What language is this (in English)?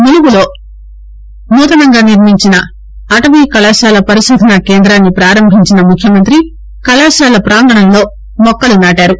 Telugu